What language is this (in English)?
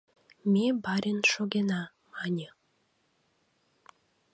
Mari